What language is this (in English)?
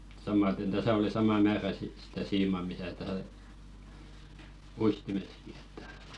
Finnish